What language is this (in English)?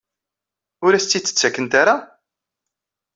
Kabyle